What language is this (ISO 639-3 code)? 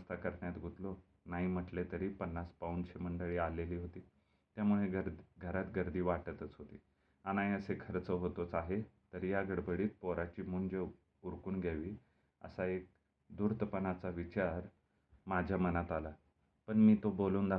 mar